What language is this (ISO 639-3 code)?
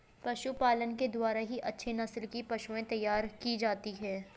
hin